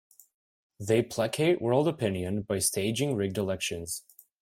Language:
English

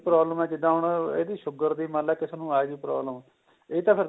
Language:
Punjabi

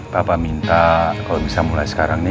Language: Indonesian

